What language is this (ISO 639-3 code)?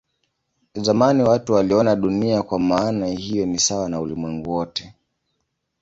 swa